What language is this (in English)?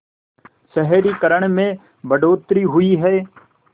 Hindi